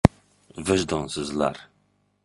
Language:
Uzbek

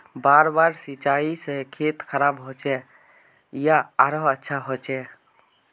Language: Magahi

